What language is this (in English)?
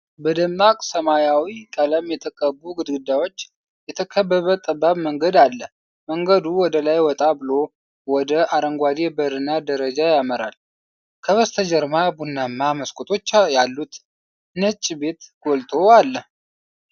Amharic